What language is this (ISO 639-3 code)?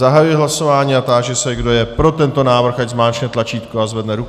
ces